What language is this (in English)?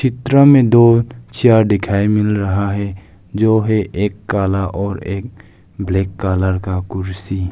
Hindi